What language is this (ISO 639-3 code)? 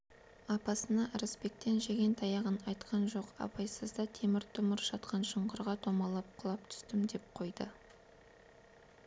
kaz